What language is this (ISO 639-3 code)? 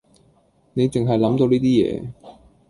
yue